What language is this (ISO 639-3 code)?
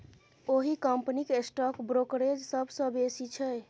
mai